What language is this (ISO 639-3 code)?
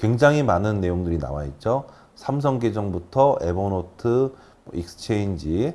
kor